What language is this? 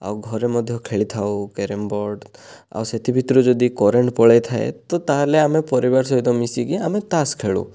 Odia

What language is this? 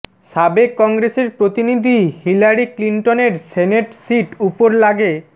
Bangla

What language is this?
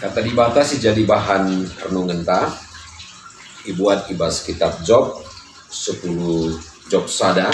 Indonesian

